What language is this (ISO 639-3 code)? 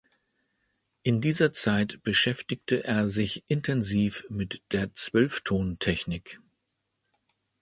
deu